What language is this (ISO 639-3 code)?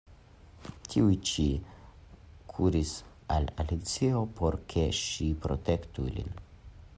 epo